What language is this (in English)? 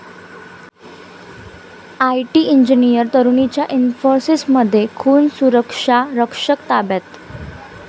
Marathi